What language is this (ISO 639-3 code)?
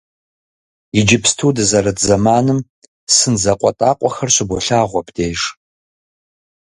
kbd